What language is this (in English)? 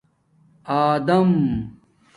Domaaki